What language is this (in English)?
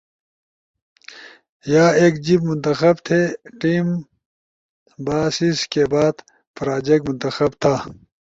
Ushojo